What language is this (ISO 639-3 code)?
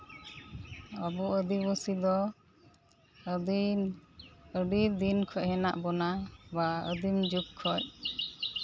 sat